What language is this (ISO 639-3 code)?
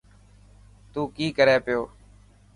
mki